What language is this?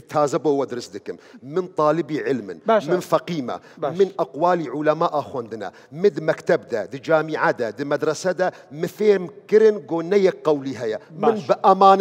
Arabic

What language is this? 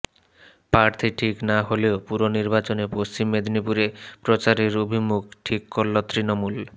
Bangla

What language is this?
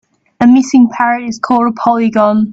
English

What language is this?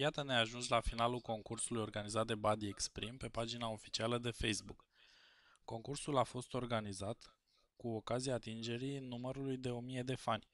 Romanian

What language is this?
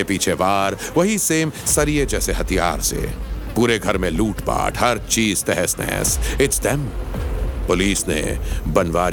Hindi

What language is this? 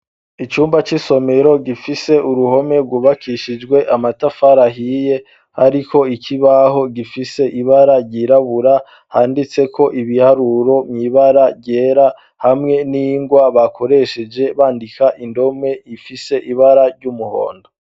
Rundi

